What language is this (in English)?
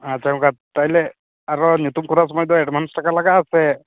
Santali